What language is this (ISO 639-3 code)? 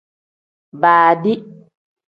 kdh